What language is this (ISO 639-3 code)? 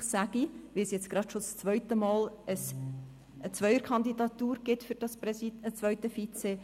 gsw